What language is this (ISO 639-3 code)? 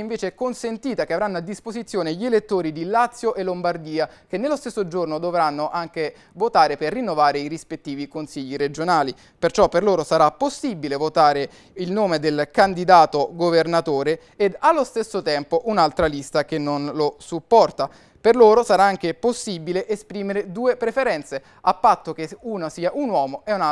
ita